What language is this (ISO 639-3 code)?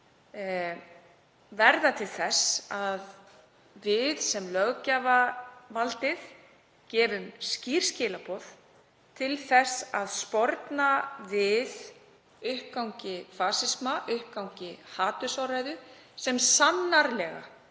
isl